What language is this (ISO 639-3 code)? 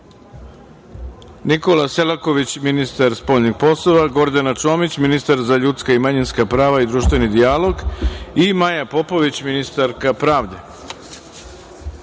srp